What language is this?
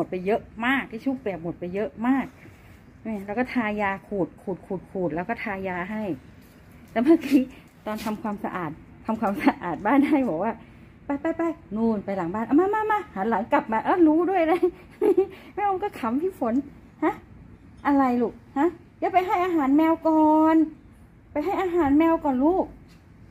Thai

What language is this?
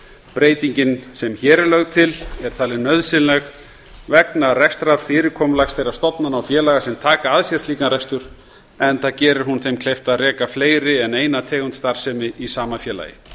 Icelandic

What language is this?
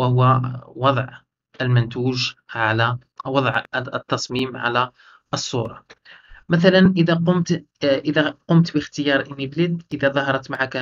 Arabic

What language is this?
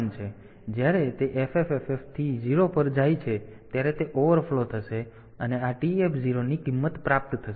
Gujarati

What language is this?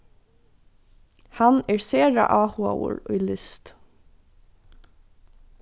Faroese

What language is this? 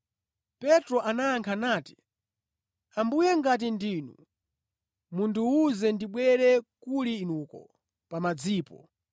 Nyanja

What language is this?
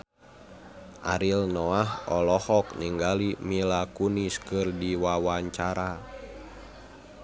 Sundanese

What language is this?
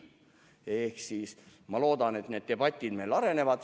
Estonian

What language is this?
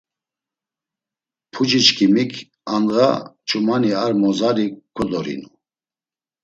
Laz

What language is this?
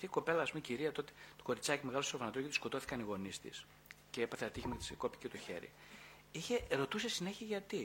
Greek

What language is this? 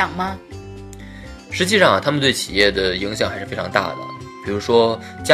Chinese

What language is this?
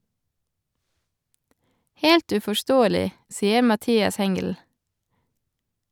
Norwegian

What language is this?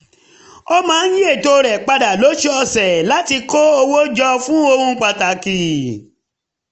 Yoruba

